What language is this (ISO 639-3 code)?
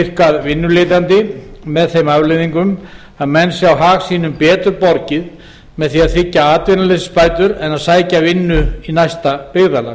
isl